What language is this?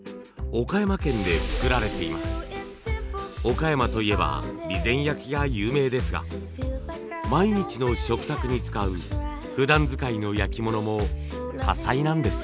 Japanese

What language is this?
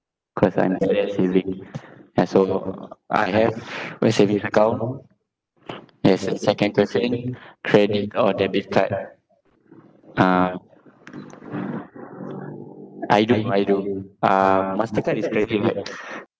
English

